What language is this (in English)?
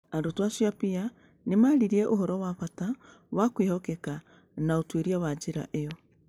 Kikuyu